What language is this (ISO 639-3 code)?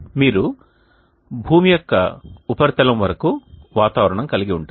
tel